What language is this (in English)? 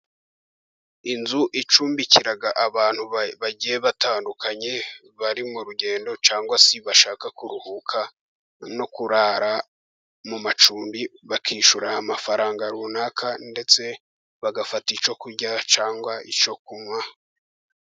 Kinyarwanda